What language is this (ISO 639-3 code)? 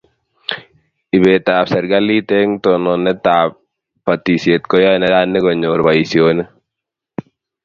kln